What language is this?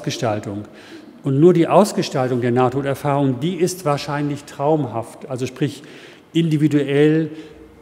German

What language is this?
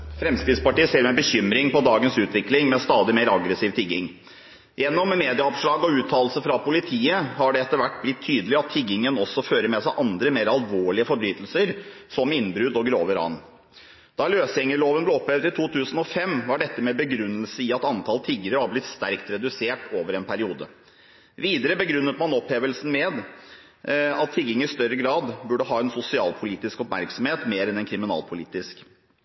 Norwegian Bokmål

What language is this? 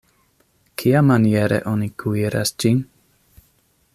Esperanto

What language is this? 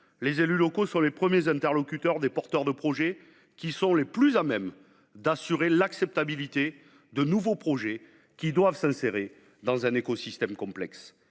French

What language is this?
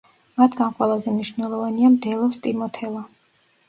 Georgian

